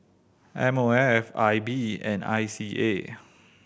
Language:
English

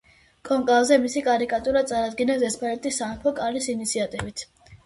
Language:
Georgian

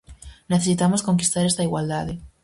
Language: Galician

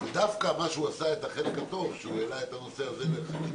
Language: Hebrew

